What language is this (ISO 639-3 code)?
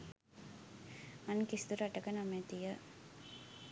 sin